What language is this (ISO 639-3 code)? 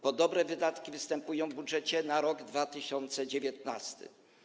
pol